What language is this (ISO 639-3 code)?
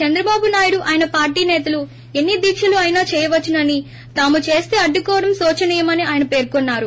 tel